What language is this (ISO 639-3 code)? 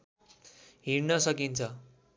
nep